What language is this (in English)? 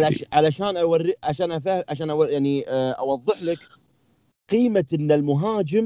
Arabic